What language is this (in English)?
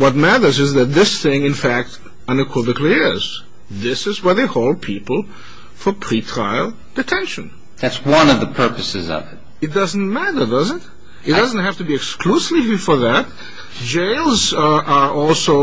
English